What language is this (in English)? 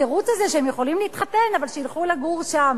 Hebrew